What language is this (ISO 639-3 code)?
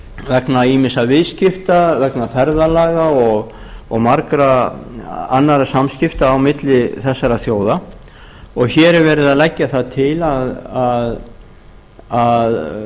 isl